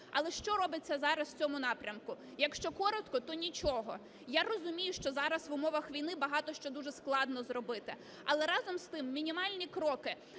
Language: Ukrainian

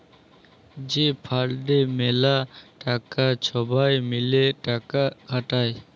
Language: Bangla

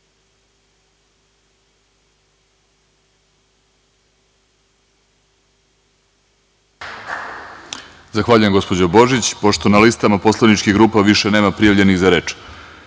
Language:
Serbian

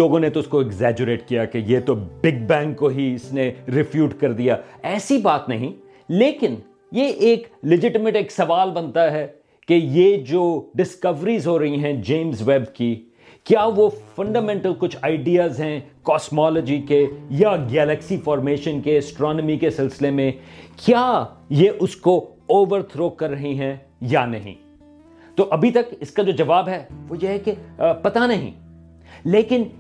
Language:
Urdu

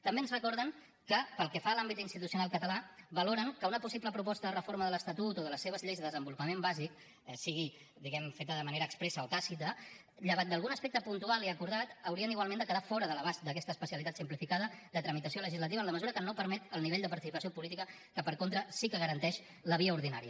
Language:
Catalan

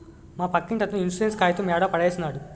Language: Telugu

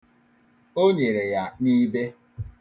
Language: Igbo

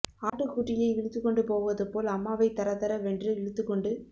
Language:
Tamil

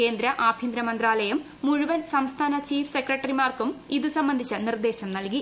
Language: Malayalam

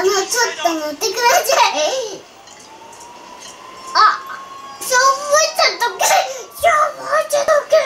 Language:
Japanese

